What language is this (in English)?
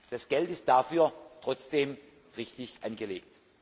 German